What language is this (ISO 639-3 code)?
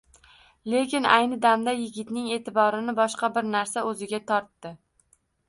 uzb